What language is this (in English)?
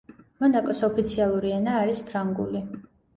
Georgian